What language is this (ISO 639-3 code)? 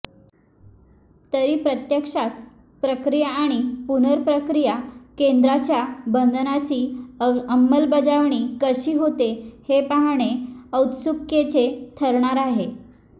mar